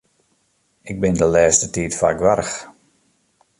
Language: Western Frisian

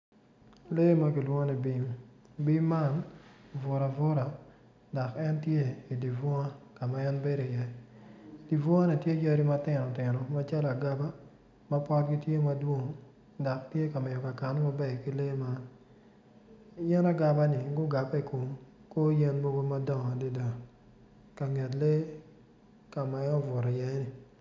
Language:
Acoli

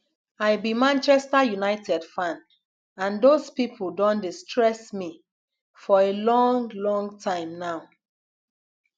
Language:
Nigerian Pidgin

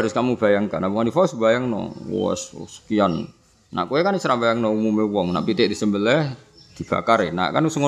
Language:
Indonesian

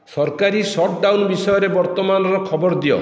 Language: Odia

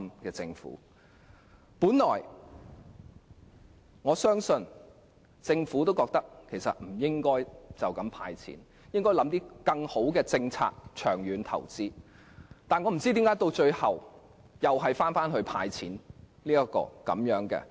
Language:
Cantonese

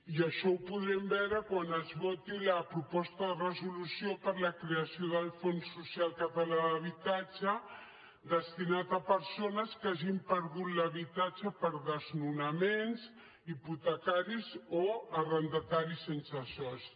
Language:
Catalan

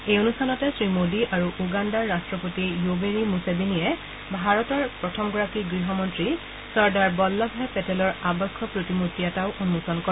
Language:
Assamese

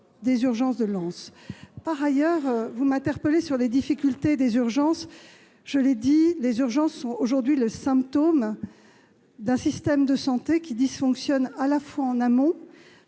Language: French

